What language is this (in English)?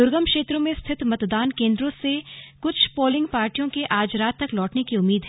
Hindi